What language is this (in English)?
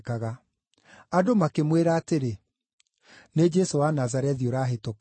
Kikuyu